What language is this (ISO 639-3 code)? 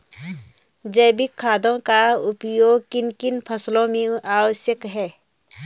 hin